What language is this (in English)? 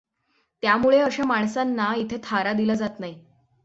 Marathi